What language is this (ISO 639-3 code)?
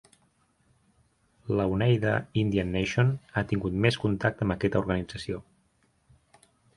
cat